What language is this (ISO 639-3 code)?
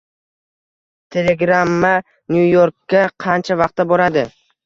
uzb